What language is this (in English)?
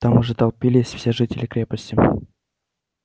Russian